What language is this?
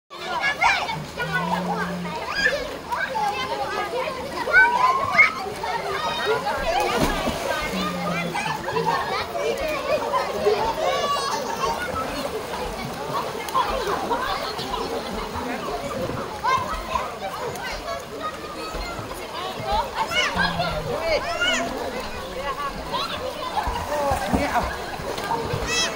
Arabic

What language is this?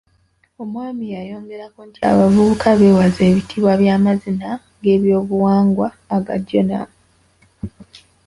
Ganda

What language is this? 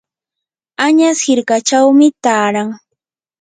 Yanahuanca Pasco Quechua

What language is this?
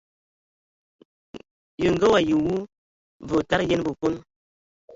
Ewondo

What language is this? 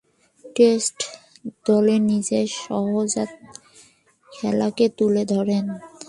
Bangla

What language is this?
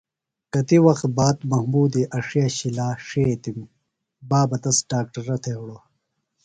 Phalura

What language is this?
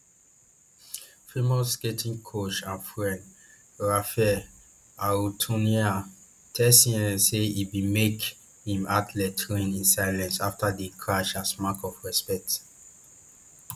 Nigerian Pidgin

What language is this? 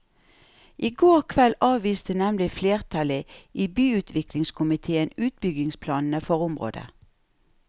Norwegian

